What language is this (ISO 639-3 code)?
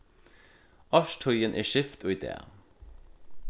fao